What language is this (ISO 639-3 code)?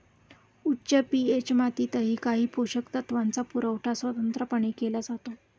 mar